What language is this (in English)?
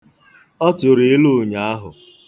Igbo